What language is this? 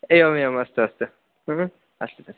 Sanskrit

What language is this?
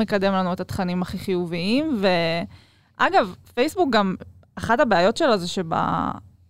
Hebrew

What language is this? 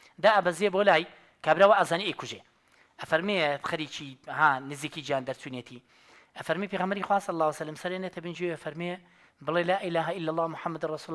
Arabic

